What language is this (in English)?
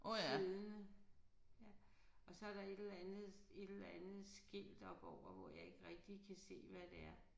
Danish